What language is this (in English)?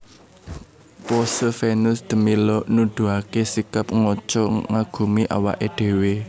Javanese